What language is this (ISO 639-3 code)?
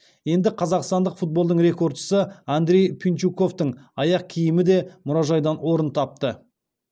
kaz